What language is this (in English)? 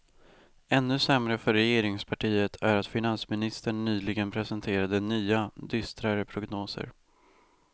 Swedish